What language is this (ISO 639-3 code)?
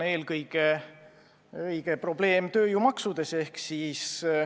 est